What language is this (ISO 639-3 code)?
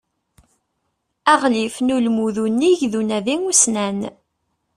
kab